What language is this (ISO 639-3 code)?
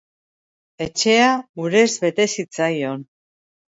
eus